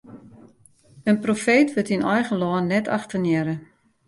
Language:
Western Frisian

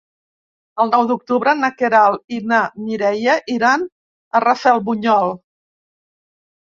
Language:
Catalan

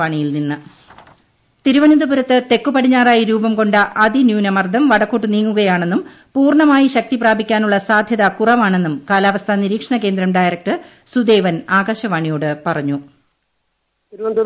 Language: Malayalam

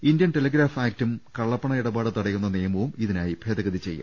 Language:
Malayalam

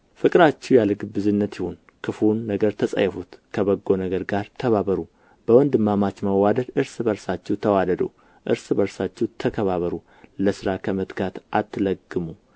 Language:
Amharic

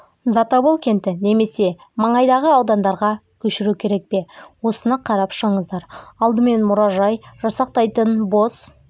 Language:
Kazakh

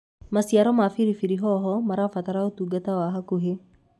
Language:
Kikuyu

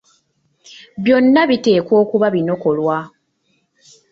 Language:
Ganda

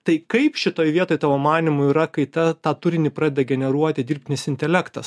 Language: Lithuanian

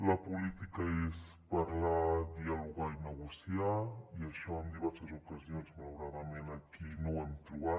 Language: Catalan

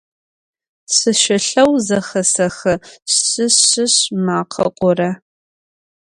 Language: Adyghe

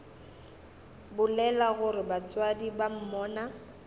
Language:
Northern Sotho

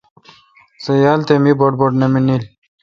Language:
Kalkoti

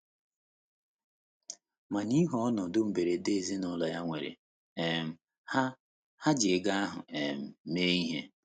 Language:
Igbo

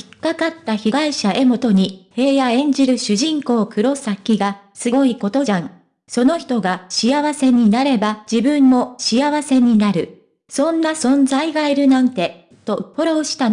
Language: Japanese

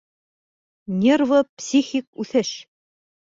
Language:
Bashkir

